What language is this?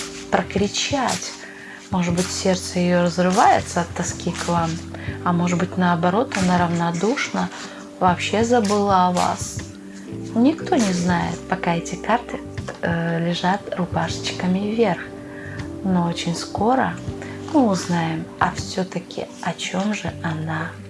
Russian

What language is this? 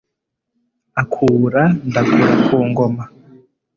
Kinyarwanda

